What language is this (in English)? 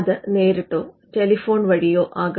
Malayalam